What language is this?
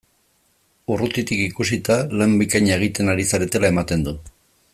Basque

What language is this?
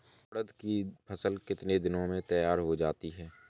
Hindi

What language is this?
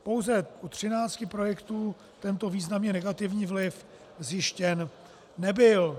Czech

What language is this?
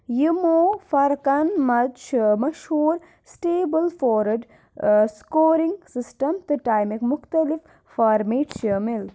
Kashmiri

